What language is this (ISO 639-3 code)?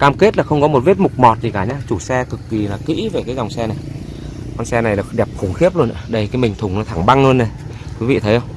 vie